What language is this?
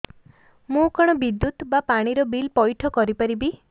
Odia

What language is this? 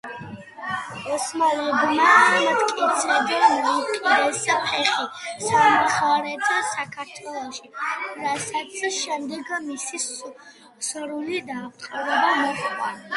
Georgian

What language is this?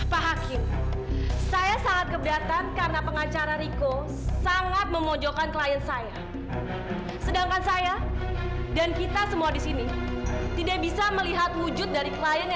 Indonesian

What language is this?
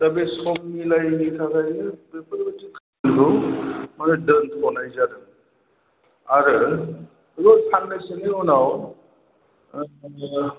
Bodo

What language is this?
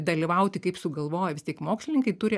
Lithuanian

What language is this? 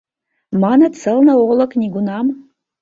Mari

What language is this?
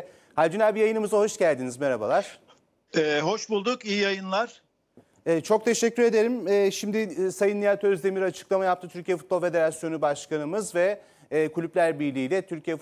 Turkish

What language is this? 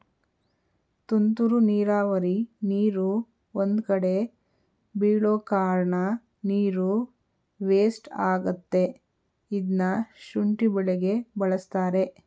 Kannada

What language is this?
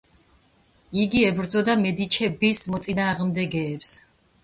Georgian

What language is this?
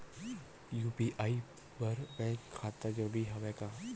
Chhattisgarhi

